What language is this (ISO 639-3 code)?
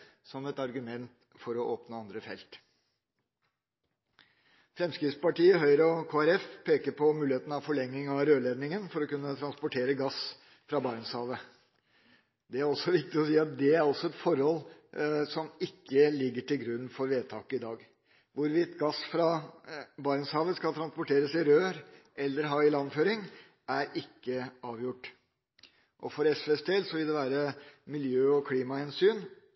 nob